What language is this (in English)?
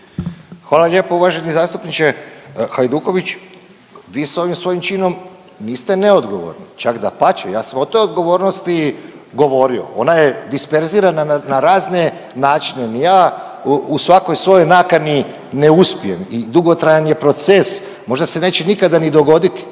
Croatian